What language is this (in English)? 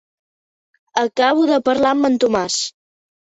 Catalan